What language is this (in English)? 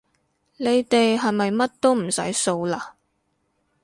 Cantonese